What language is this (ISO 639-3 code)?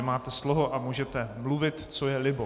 ces